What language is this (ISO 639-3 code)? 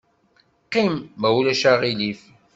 kab